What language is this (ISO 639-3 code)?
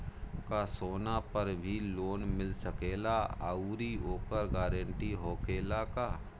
bho